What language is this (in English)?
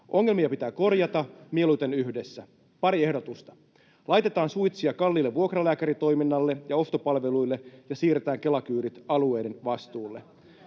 Finnish